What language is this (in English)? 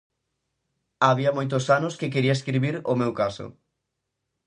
Galician